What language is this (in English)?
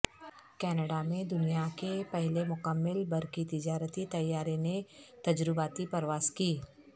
Urdu